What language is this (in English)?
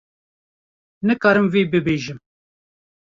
Kurdish